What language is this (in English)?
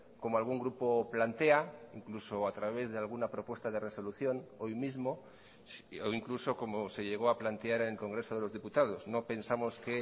Spanish